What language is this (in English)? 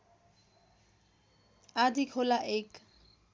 Nepali